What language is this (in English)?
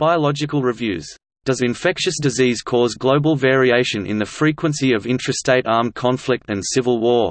English